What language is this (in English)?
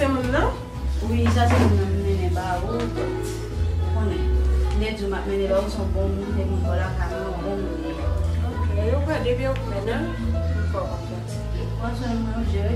French